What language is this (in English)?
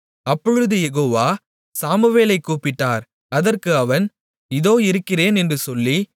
Tamil